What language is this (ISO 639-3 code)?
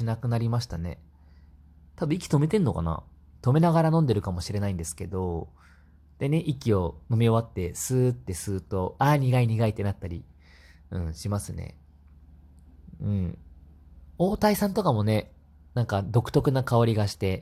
jpn